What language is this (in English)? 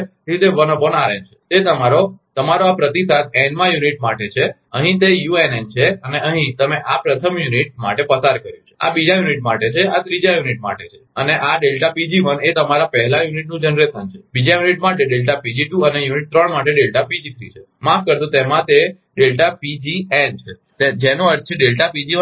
Gujarati